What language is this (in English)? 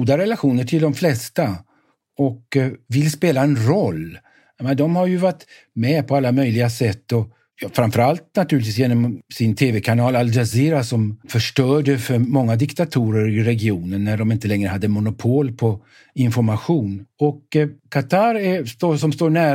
Swedish